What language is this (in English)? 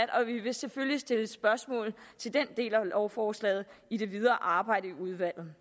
Danish